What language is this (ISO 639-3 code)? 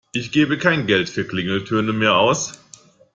deu